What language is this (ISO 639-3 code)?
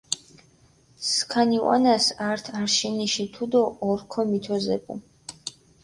xmf